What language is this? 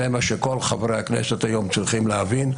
Hebrew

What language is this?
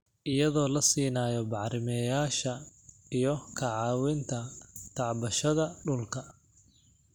Somali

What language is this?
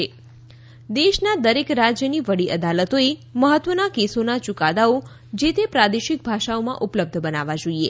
Gujarati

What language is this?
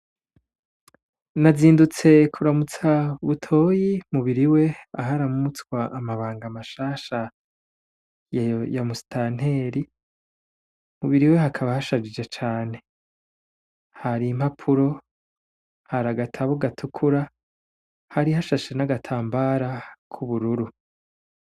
Rundi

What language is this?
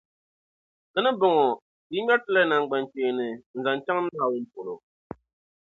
Dagbani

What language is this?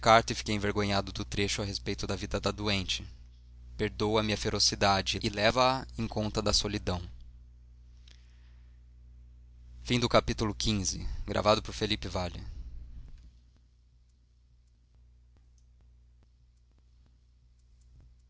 Portuguese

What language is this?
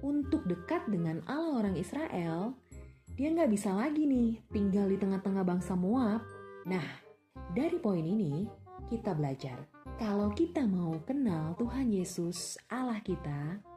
Indonesian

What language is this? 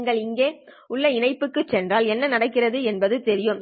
Tamil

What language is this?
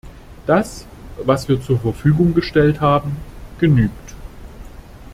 German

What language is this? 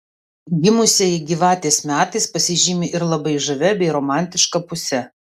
Lithuanian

